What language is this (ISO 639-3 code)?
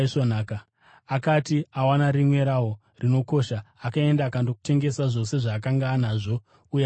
sna